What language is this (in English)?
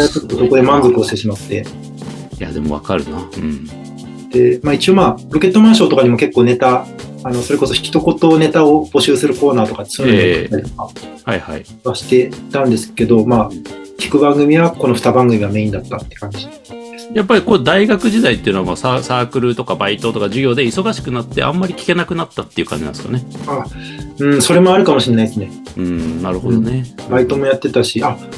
Japanese